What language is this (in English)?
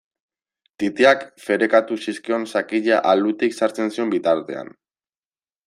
Basque